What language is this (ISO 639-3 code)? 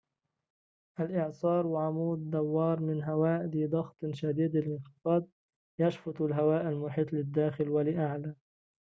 ara